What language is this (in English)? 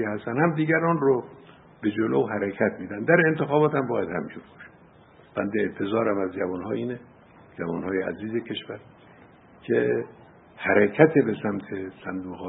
Persian